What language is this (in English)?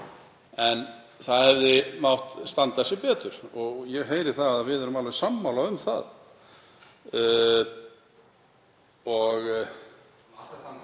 Icelandic